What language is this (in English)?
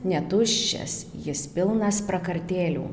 Lithuanian